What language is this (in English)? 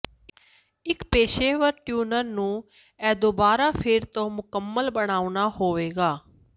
Punjabi